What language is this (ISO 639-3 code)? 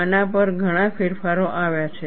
guj